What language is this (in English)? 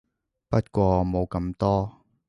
Cantonese